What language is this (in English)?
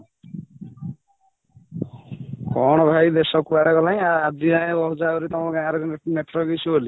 Odia